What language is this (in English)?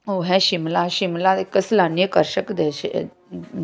Punjabi